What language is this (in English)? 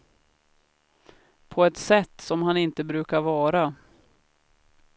Swedish